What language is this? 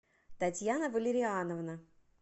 Russian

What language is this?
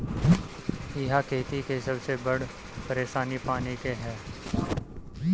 Bhojpuri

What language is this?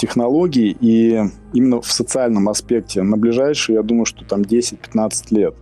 Russian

